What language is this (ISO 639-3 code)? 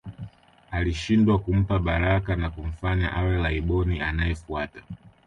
swa